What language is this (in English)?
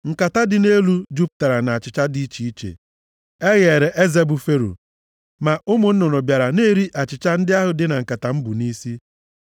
Igbo